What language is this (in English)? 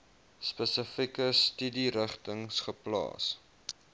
Afrikaans